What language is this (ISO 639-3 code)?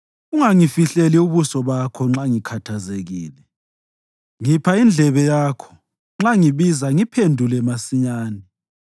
nde